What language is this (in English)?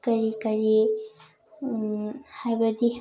Manipuri